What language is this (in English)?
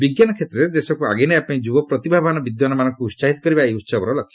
Odia